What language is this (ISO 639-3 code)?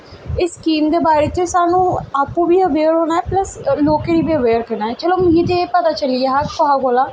doi